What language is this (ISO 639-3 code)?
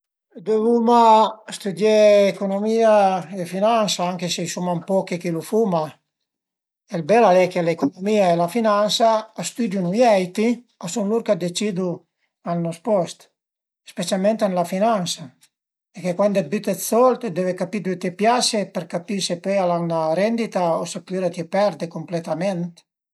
pms